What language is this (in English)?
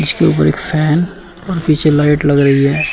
Hindi